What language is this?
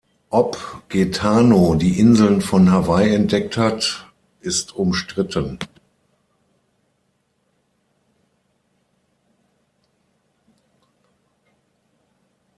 German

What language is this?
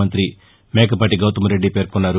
Telugu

